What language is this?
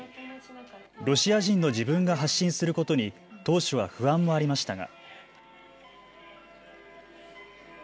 Japanese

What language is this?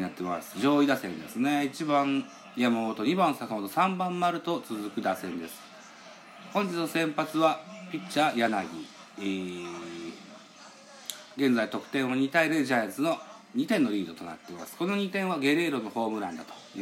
Japanese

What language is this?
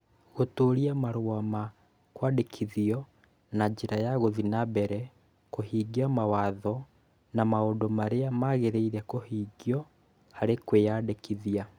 Kikuyu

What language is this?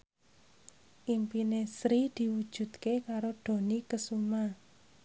Javanese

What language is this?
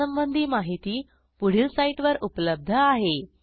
Marathi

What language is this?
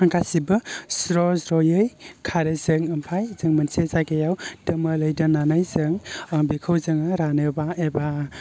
Bodo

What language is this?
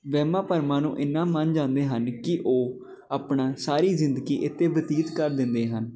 Punjabi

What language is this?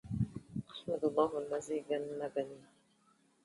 Arabic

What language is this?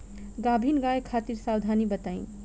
Bhojpuri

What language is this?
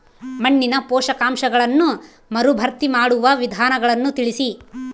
Kannada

